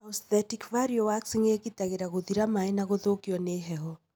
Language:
Kikuyu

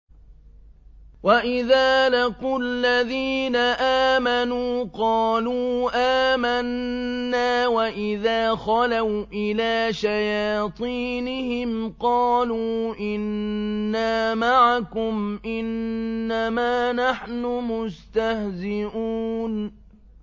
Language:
Arabic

